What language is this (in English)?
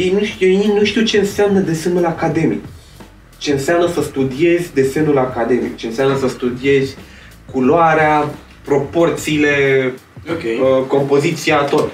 Romanian